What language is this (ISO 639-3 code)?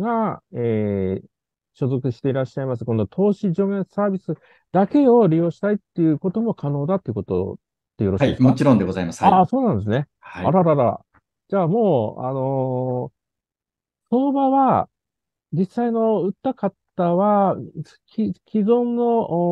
jpn